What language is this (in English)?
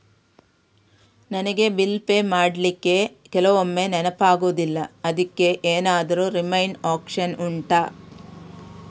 Kannada